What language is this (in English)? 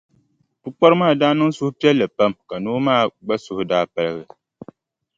Dagbani